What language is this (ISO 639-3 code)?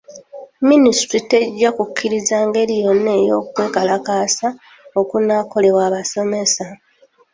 lug